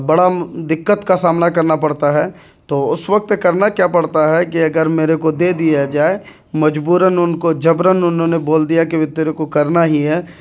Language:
Urdu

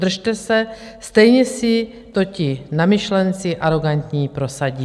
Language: Czech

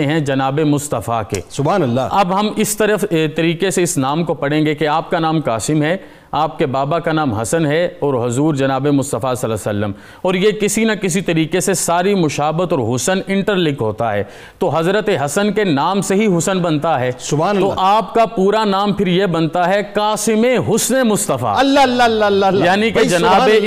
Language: Urdu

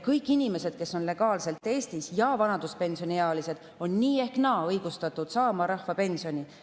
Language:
Estonian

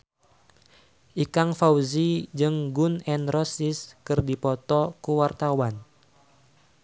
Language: Sundanese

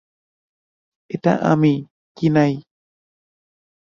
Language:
Bangla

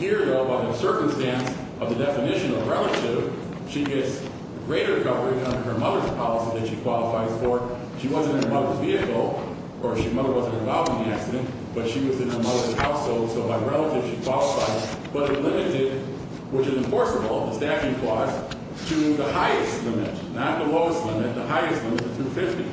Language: English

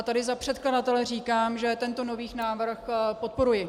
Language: Czech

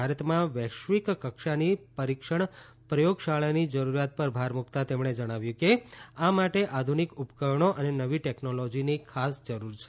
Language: Gujarati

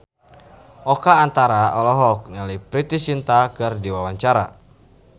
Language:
Sundanese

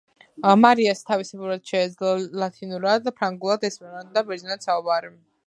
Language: Georgian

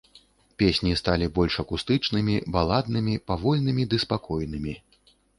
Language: Belarusian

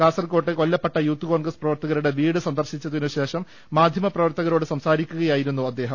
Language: Malayalam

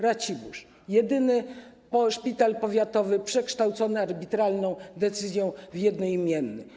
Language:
Polish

